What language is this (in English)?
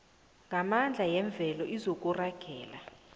South Ndebele